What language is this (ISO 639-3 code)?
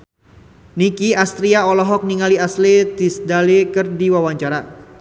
sun